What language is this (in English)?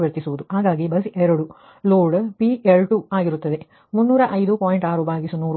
Kannada